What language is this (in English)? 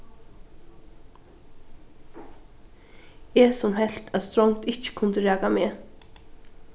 Faroese